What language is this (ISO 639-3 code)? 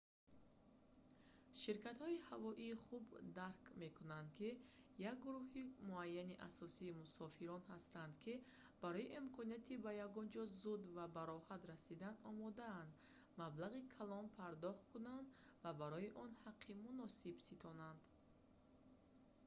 tgk